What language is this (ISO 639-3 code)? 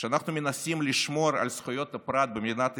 heb